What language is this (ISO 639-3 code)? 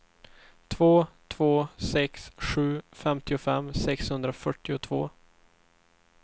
swe